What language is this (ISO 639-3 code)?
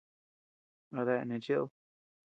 cux